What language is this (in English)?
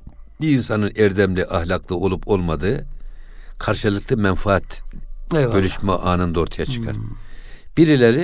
Turkish